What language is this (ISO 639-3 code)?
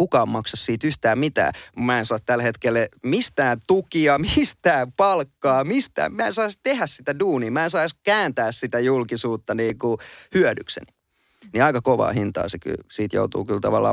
fin